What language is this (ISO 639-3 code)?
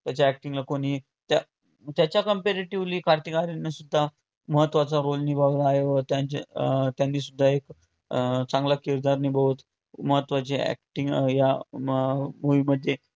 mar